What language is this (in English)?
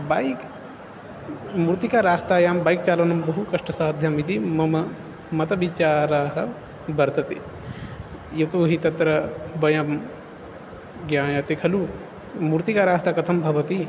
Sanskrit